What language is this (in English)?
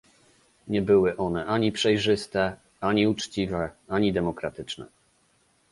Polish